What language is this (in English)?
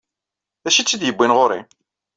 Kabyle